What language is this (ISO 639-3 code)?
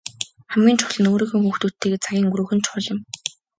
mon